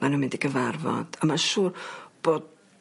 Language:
Welsh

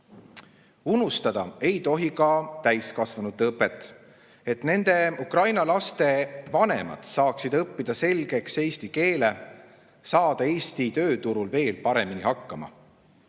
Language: Estonian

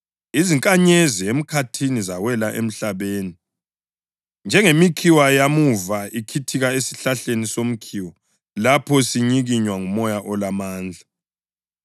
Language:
North Ndebele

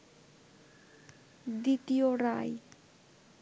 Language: Bangla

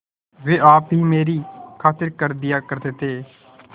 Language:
Hindi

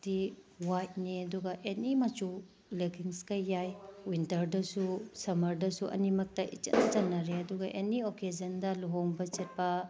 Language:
Manipuri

